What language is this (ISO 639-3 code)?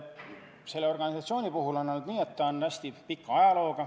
est